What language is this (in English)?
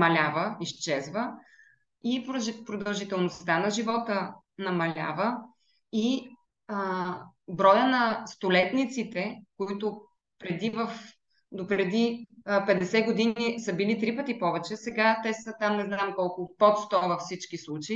Bulgarian